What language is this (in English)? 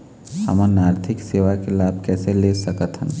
Chhattisgarhi